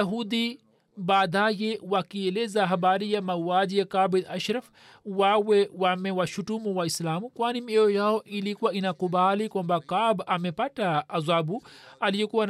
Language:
Swahili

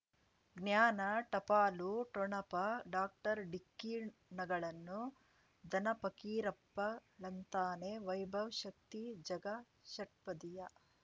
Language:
Kannada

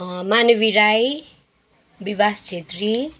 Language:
Nepali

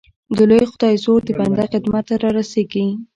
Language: Pashto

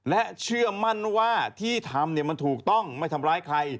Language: Thai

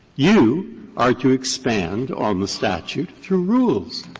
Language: English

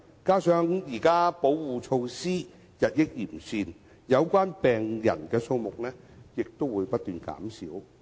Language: Cantonese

